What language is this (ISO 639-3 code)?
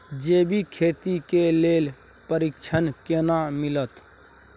mai